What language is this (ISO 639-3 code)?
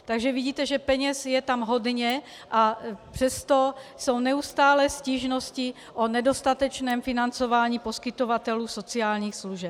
ces